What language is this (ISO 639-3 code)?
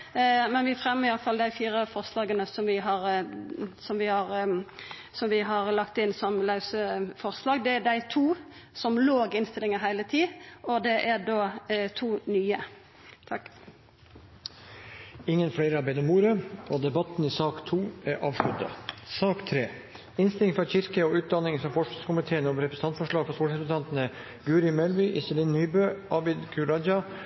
nor